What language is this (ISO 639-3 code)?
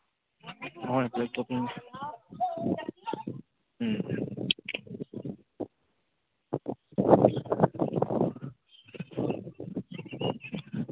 mni